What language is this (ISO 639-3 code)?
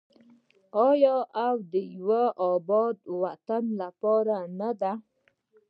pus